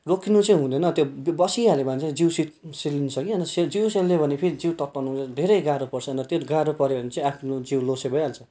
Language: Nepali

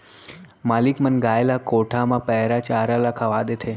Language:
Chhattisgarhi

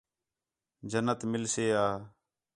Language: Khetrani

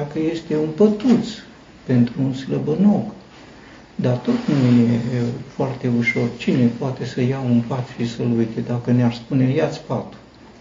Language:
Romanian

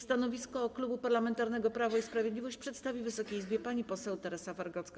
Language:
Polish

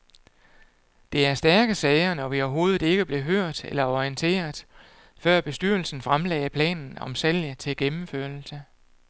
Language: Danish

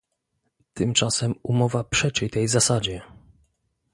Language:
Polish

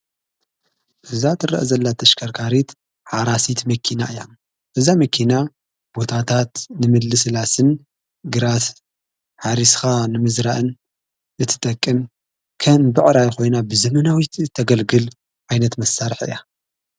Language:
Tigrinya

